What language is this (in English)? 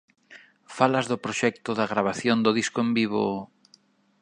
Galician